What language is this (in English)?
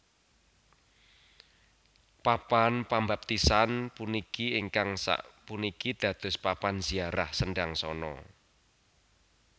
Javanese